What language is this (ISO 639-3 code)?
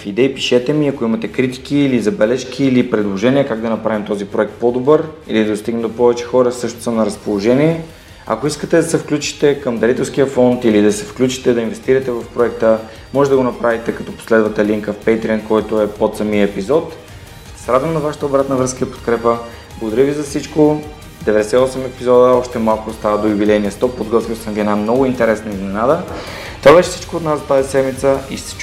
bul